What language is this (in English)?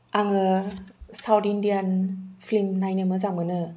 Bodo